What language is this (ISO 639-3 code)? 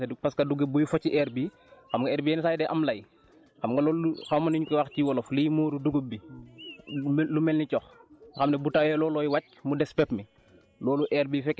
wol